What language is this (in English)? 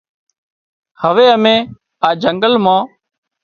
Wadiyara Koli